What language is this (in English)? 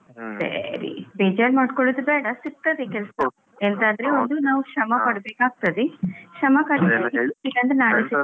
Kannada